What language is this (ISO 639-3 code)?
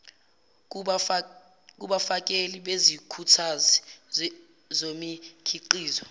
zul